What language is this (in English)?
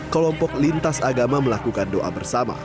Indonesian